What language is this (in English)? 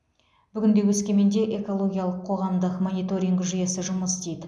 Kazakh